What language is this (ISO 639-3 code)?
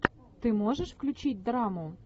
rus